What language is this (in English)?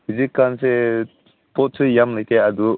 Manipuri